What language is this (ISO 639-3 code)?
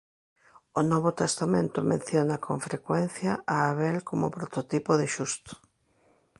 glg